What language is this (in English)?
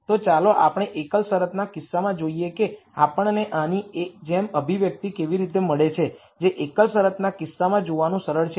Gujarati